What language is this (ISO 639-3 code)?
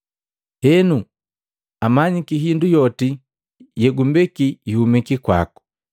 mgv